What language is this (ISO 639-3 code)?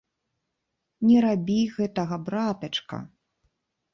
bel